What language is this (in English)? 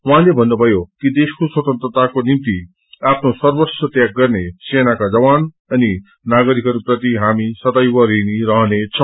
Nepali